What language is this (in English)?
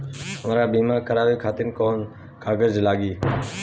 Bhojpuri